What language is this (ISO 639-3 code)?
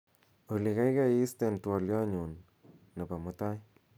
kln